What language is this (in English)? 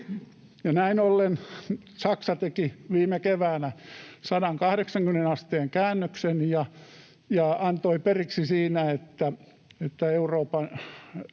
Finnish